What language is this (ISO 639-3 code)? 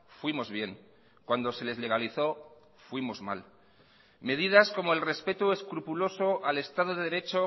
spa